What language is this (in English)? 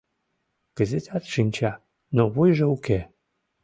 Mari